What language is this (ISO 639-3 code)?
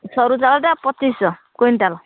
ori